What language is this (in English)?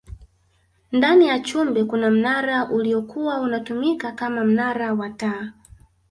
Swahili